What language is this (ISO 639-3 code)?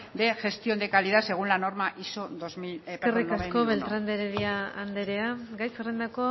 eus